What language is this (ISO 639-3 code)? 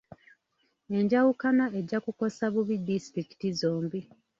lug